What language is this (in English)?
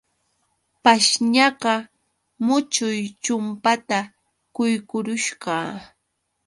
Yauyos Quechua